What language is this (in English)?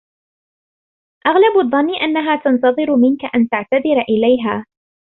Arabic